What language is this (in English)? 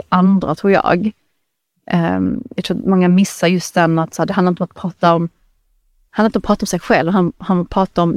Swedish